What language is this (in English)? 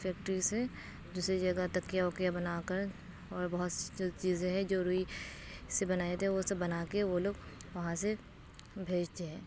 Urdu